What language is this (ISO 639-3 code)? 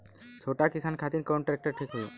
bho